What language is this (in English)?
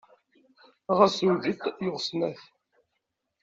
Kabyle